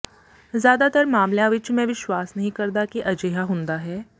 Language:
Punjabi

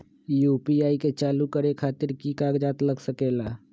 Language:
Magahi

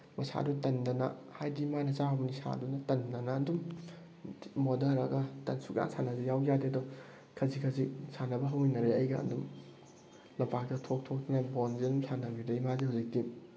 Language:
Manipuri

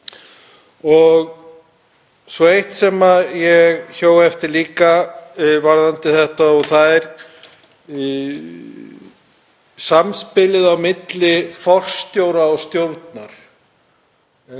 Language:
Icelandic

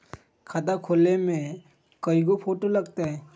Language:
Magahi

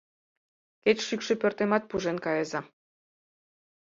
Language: Mari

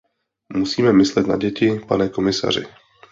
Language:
Czech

